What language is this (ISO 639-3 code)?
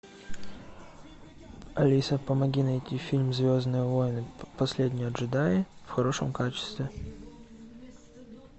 rus